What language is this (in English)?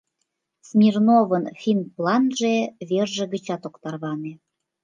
Mari